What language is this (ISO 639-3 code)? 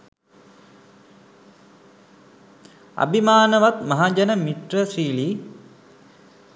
sin